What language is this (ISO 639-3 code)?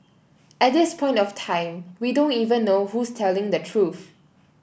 eng